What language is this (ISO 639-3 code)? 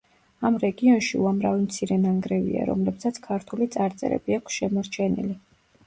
kat